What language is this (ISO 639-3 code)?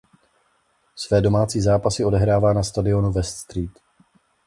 ces